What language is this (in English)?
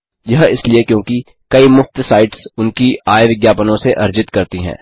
Hindi